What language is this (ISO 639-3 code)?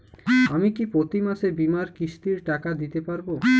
ben